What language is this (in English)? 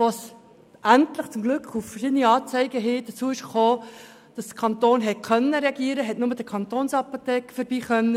Swiss German